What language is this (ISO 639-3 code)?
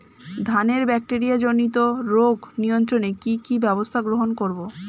ben